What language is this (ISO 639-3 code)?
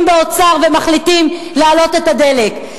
heb